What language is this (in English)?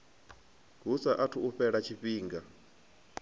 Venda